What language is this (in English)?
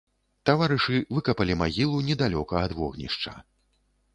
Belarusian